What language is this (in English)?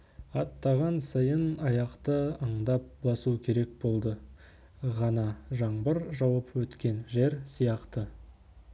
Kazakh